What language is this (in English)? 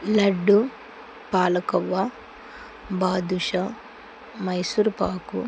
Telugu